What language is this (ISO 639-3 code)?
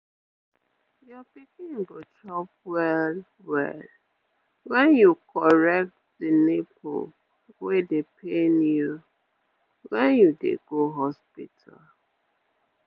pcm